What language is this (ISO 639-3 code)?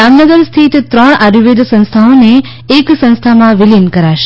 guj